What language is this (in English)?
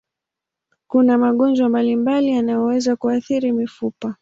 Swahili